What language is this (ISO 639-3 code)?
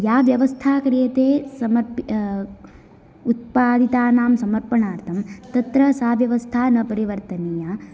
san